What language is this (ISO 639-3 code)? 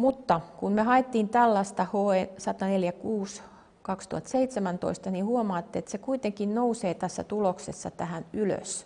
fin